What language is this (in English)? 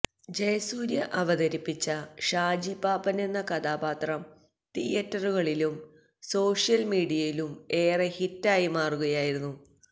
Malayalam